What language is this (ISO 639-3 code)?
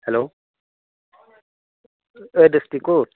asm